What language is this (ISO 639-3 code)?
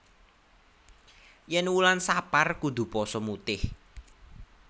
jav